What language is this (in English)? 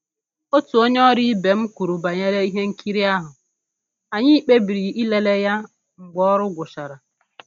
Igbo